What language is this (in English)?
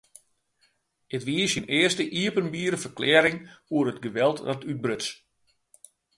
Western Frisian